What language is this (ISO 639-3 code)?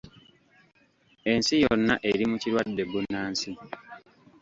lug